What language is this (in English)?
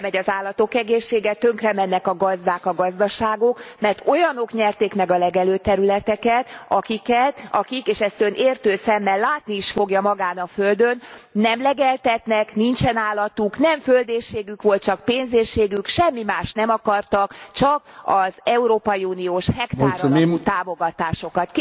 Hungarian